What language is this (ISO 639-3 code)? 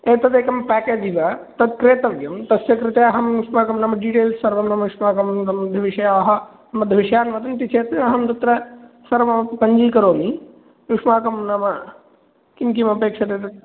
san